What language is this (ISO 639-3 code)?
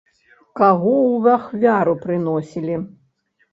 bel